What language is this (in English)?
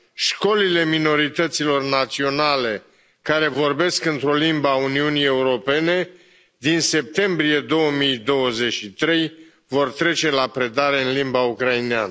Romanian